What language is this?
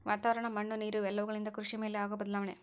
Kannada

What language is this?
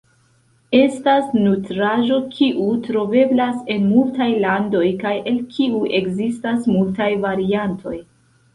Esperanto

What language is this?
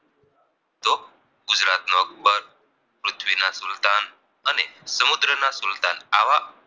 Gujarati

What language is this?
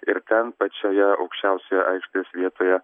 Lithuanian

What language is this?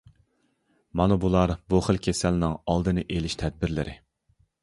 Uyghur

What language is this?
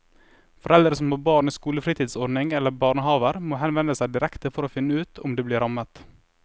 Norwegian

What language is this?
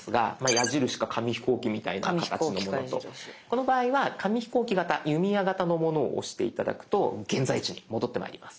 Japanese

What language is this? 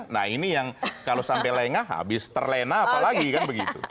Indonesian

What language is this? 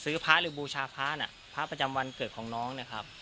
Thai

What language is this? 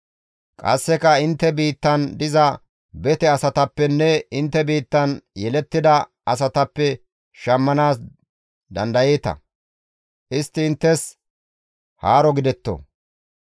Gamo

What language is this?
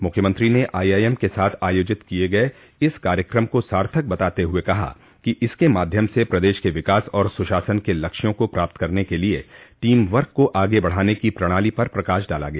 Hindi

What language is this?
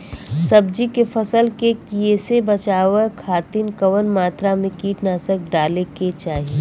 Bhojpuri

